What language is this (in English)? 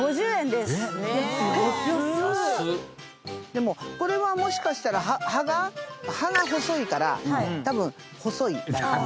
Japanese